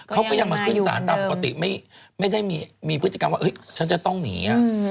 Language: Thai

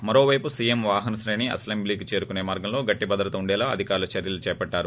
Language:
Telugu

